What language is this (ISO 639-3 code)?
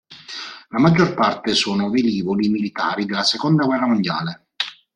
ita